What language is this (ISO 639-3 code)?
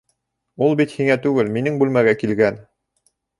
bak